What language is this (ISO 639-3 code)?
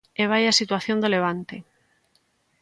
glg